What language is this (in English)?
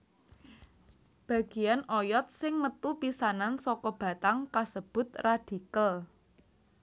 Javanese